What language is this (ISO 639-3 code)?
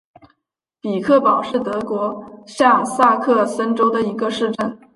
zho